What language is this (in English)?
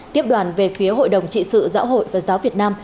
Vietnamese